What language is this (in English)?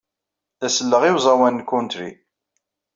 Kabyle